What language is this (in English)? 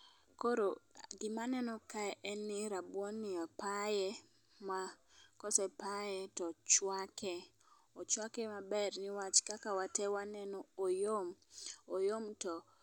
Luo (Kenya and Tanzania)